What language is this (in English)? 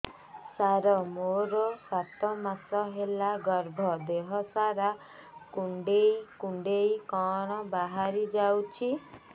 Odia